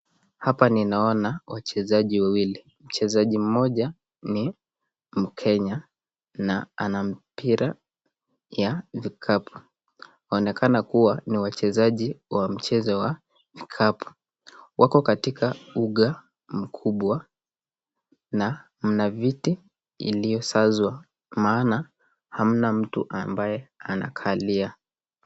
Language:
Swahili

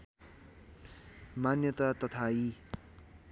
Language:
Nepali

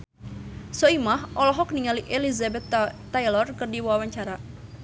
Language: Sundanese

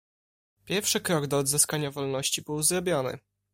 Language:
Polish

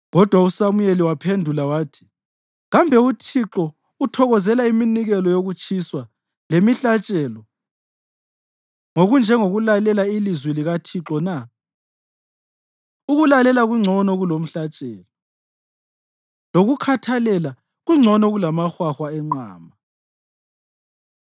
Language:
North Ndebele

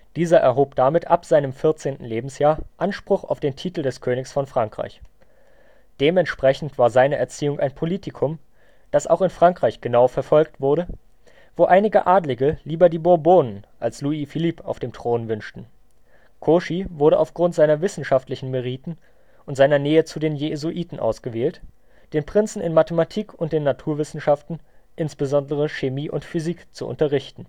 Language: German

